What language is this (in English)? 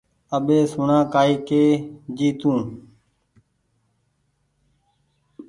Goaria